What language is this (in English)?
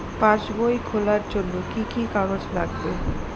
Bangla